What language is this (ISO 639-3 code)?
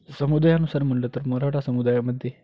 mar